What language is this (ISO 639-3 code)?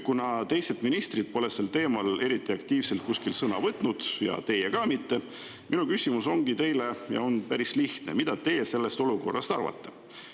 est